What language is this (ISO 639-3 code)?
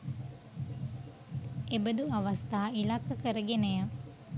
sin